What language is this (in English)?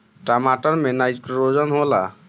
Bhojpuri